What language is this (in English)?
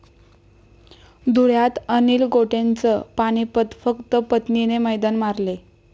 Marathi